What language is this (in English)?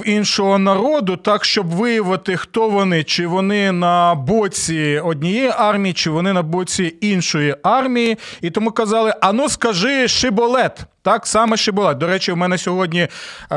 Ukrainian